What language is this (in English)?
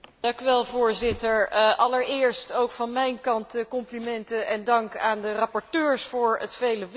Dutch